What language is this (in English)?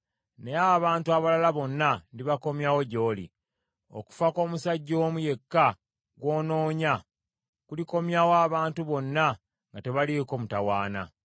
Ganda